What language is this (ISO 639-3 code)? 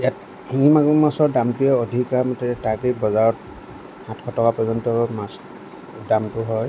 asm